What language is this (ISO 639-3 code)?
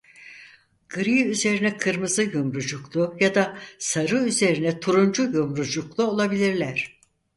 tur